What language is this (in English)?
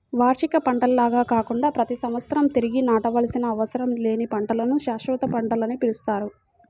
Telugu